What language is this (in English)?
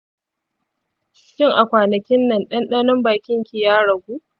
Hausa